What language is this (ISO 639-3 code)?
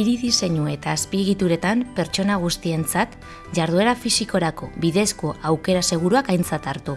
eus